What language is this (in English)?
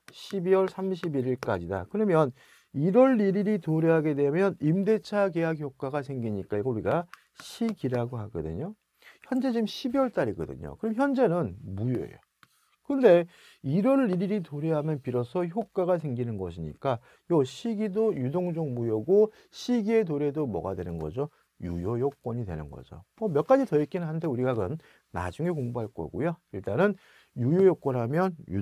Korean